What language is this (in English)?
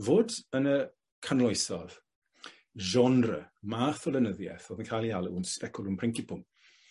Welsh